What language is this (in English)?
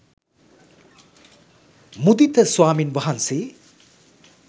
Sinhala